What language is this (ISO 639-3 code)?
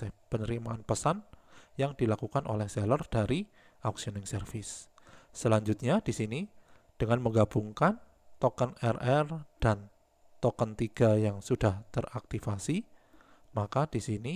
ind